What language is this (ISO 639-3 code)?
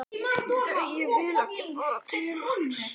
isl